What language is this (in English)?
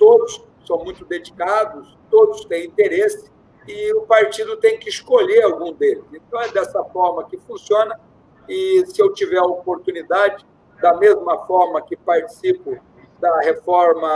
Portuguese